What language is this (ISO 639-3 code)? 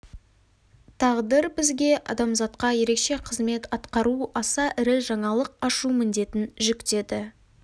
kaz